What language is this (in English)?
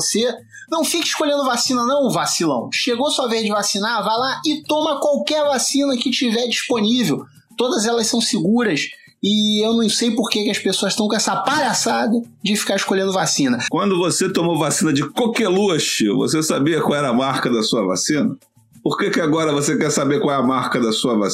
Portuguese